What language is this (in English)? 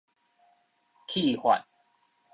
Min Nan Chinese